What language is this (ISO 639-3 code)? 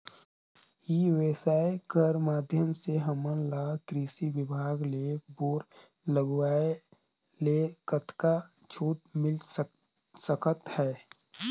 hne